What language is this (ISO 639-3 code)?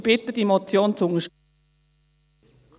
gsw